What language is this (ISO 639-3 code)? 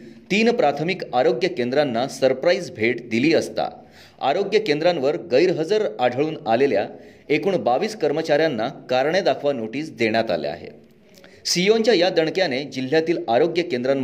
mar